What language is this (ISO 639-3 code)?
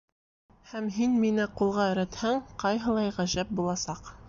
bak